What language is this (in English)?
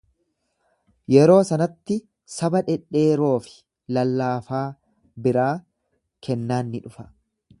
Oromo